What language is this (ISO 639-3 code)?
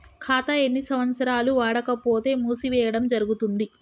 tel